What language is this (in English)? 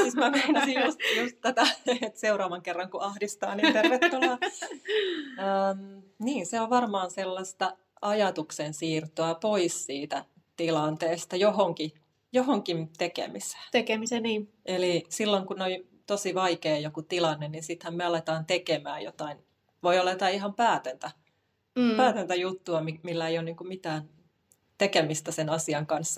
Finnish